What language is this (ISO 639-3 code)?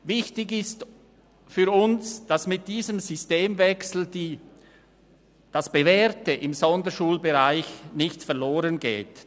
gsw